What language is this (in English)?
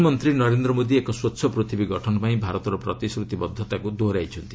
Odia